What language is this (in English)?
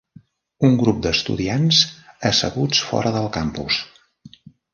Catalan